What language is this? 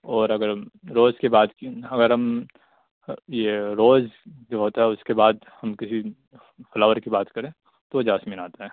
Urdu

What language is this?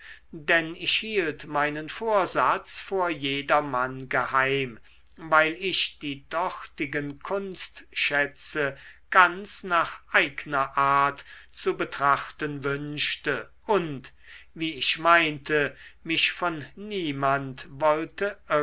German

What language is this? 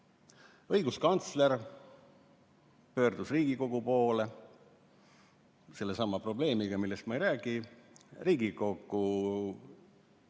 Estonian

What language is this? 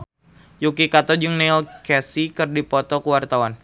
Sundanese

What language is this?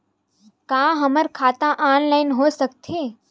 Chhattisgarhi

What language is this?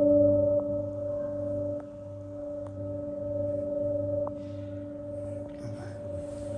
Turkish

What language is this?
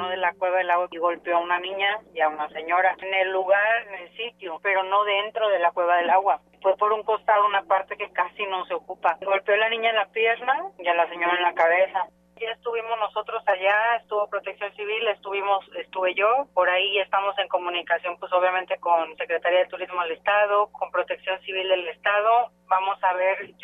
Spanish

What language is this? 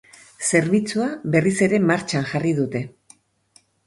Basque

